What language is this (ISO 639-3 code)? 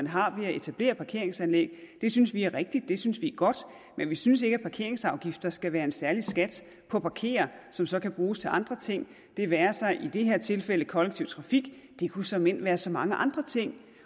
dan